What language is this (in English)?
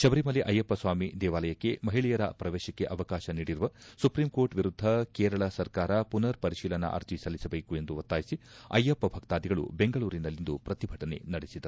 Kannada